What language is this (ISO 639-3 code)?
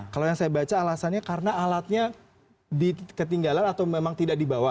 ind